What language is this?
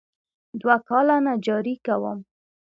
Pashto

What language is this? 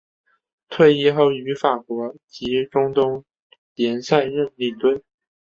Chinese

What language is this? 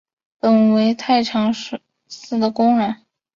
Chinese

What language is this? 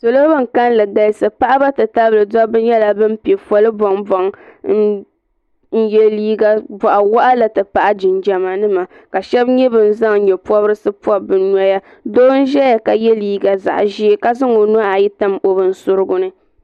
Dagbani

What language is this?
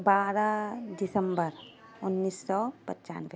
Urdu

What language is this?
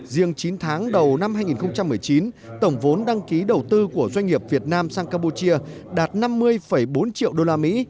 Vietnamese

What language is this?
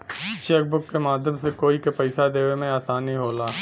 Bhojpuri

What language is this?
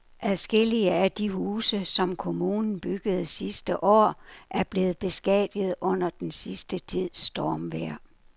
Danish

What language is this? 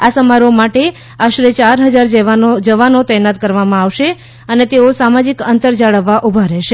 Gujarati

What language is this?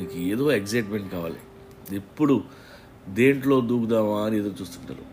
Telugu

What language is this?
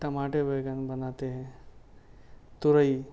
Urdu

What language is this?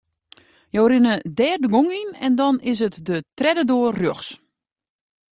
Western Frisian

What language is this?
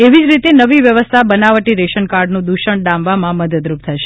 Gujarati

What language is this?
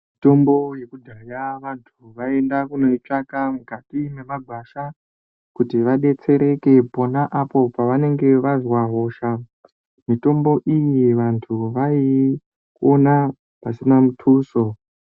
Ndau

